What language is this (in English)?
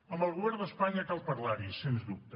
Catalan